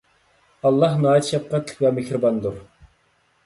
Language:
Uyghur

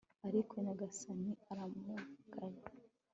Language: Kinyarwanda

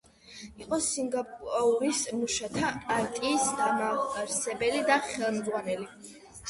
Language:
Georgian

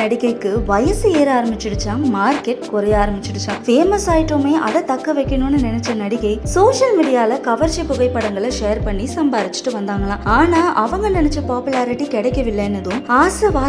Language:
Tamil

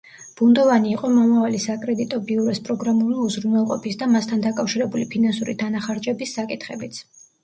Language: Georgian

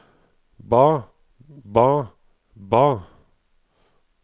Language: Norwegian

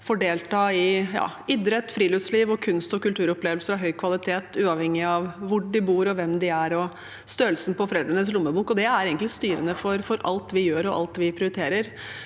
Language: Norwegian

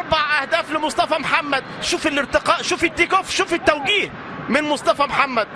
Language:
Arabic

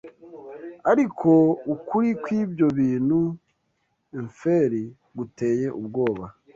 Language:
Kinyarwanda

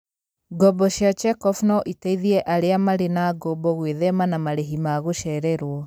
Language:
Kikuyu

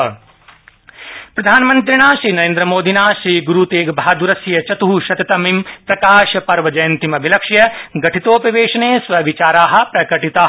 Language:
Sanskrit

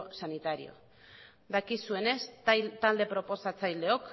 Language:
Basque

